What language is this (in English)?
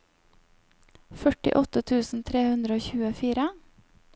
Norwegian